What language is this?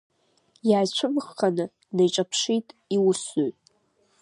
Abkhazian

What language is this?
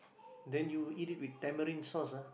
English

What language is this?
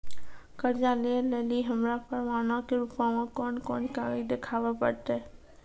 Maithili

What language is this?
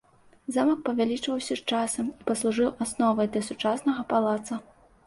Belarusian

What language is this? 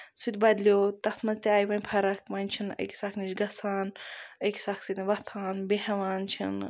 Kashmiri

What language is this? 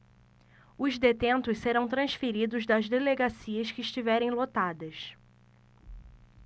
Portuguese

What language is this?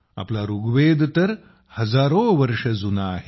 Marathi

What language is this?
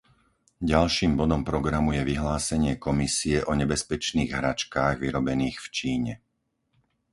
Slovak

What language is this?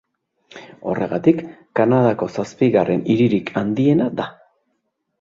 Basque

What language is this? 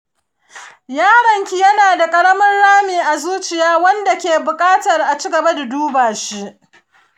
Hausa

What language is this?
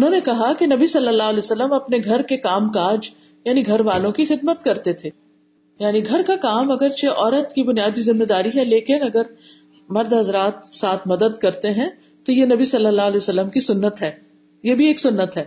Urdu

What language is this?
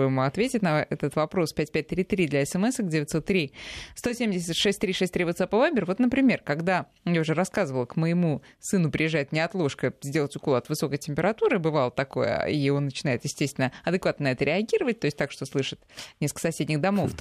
Russian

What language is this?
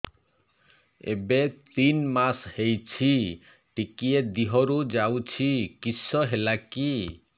Odia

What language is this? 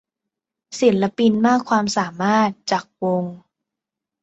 Thai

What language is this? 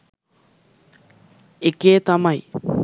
Sinhala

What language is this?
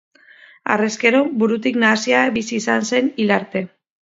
Basque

